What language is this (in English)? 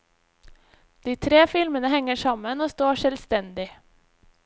Norwegian